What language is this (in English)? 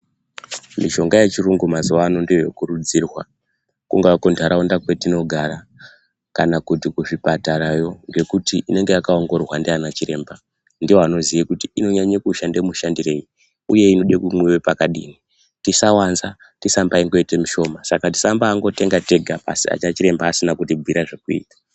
Ndau